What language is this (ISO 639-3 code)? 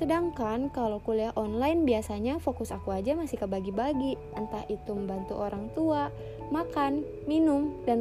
ind